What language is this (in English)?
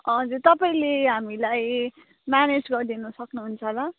Nepali